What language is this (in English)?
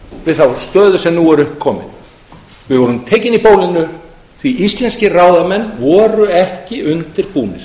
Icelandic